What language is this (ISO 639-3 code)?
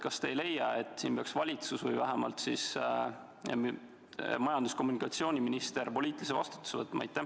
est